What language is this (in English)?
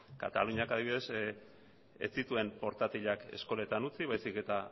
Basque